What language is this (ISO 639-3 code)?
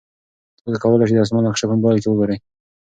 pus